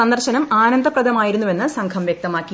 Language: Malayalam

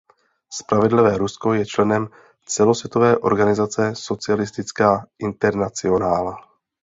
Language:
Czech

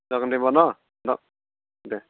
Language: Bodo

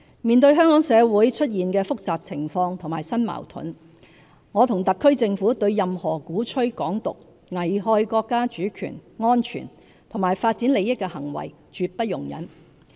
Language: Cantonese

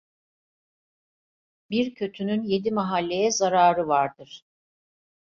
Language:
Turkish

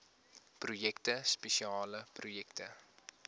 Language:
Afrikaans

